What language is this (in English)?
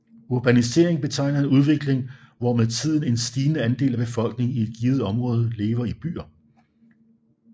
Danish